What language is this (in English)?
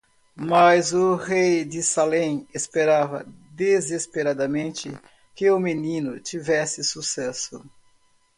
Portuguese